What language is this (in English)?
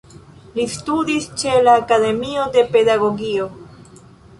Esperanto